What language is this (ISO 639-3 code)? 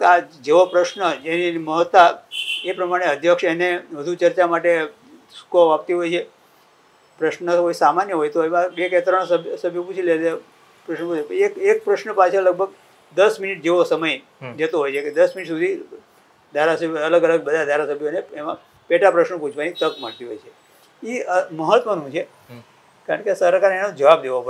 guj